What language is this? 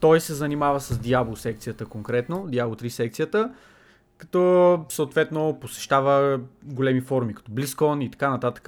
Bulgarian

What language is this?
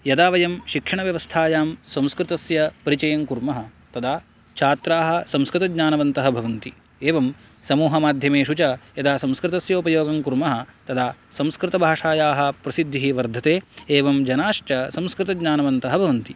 Sanskrit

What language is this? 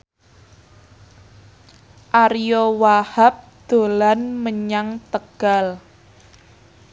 Javanese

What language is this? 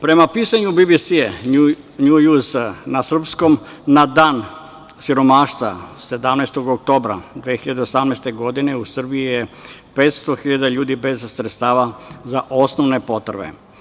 Serbian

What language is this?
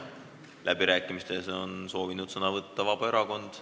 Estonian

